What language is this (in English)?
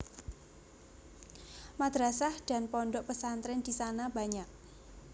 Javanese